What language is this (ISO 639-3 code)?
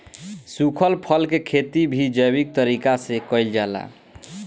bho